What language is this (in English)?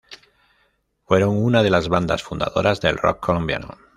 Spanish